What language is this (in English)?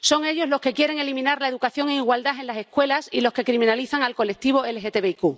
Spanish